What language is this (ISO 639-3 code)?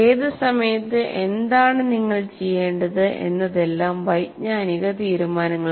mal